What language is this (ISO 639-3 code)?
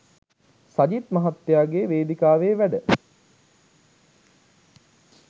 sin